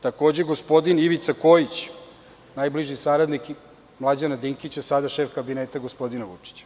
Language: Serbian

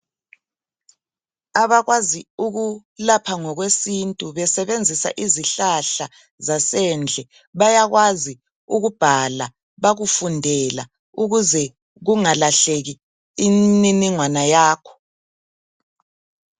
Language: North Ndebele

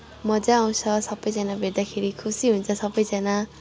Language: Nepali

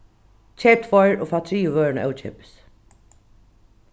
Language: Faroese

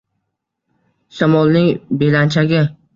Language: Uzbek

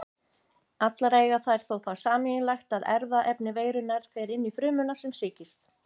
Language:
Icelandic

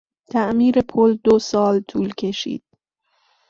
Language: Persian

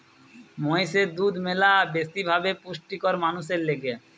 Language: Bangla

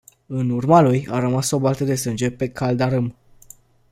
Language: Romanian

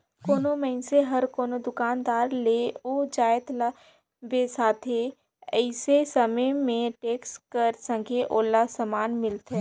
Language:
Chhattisgarhi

